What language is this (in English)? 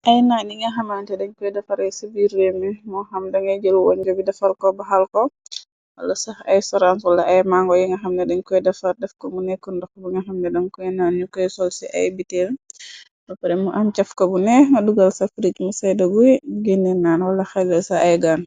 Wolof